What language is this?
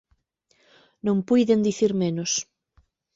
Galician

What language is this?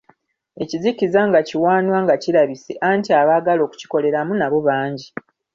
Ganda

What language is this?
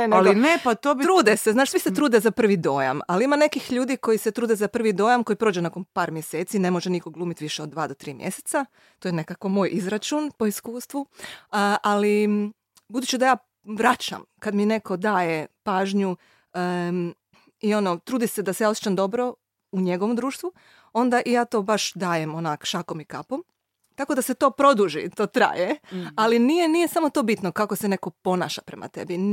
Croatian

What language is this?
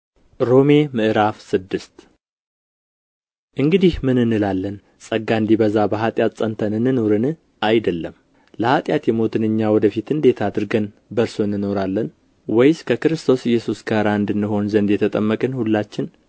Amharic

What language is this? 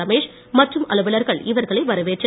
Tamil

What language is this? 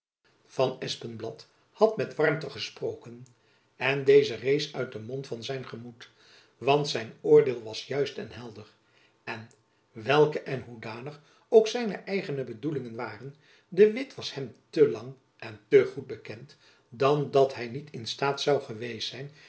Dutch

